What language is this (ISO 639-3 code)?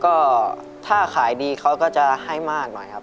tha